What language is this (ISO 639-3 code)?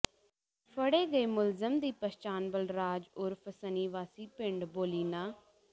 pan